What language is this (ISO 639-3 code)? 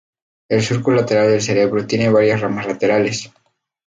spa